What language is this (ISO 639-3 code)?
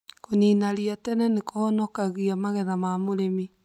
kik